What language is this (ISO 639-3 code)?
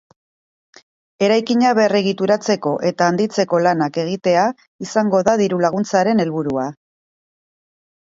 eus